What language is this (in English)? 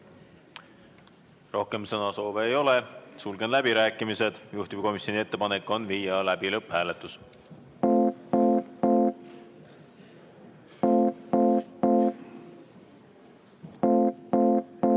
Estonian